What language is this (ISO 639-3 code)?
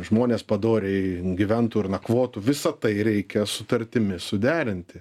lit